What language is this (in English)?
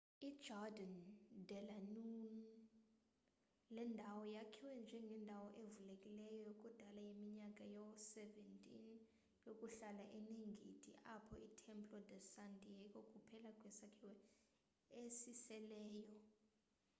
Xhosa